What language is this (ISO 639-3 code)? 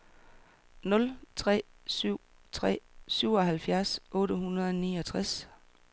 dan